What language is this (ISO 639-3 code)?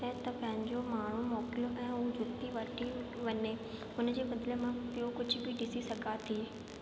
snd